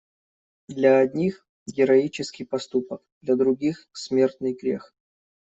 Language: Russian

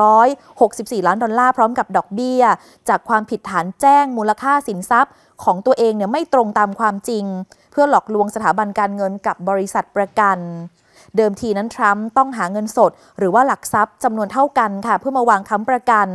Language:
Thai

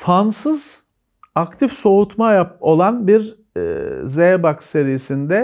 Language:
Turkish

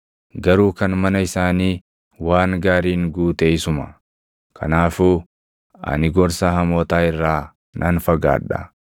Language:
Oromo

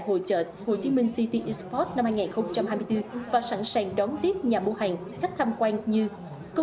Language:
Vietnamese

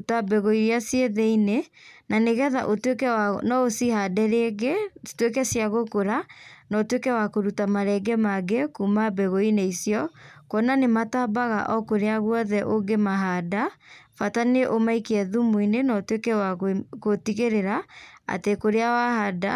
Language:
Kikuyu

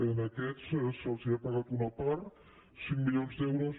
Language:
Catalan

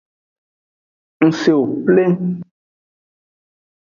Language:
Aja (Benin)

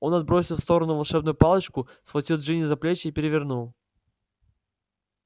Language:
Russian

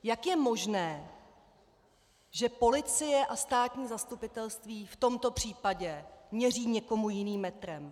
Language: Czech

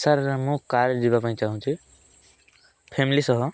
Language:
Odia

